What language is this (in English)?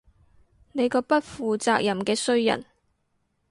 Cantonese